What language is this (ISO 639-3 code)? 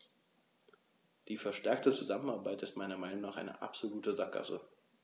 deu